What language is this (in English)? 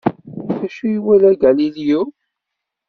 Kabyle